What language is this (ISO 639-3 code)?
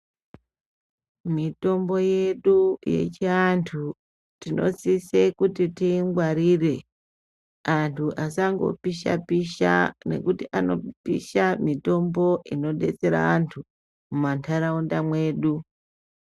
ndc